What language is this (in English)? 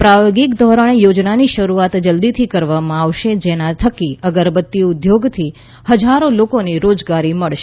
Gujarati